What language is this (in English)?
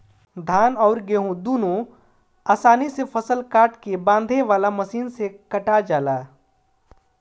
Bhojpuri